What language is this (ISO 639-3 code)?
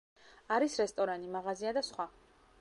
kat